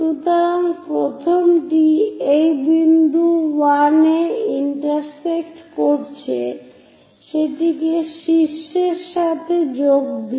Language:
Bangla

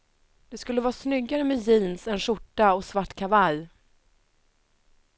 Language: Swedish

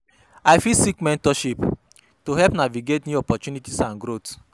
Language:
Nigerian Pidgin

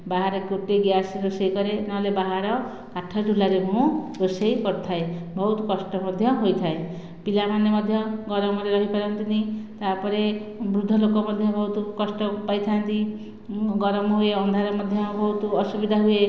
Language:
Odia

